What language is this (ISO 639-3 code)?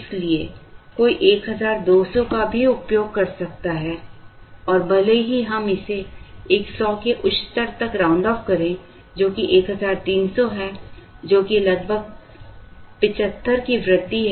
hin